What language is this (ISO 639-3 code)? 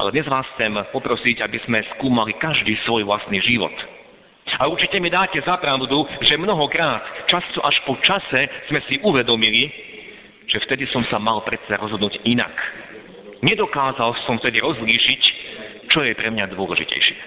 slk